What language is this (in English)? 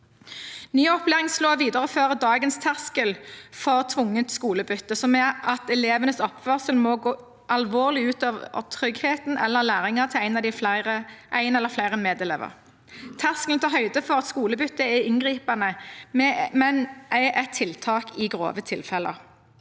Norwegian